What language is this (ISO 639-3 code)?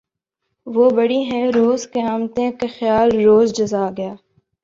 urd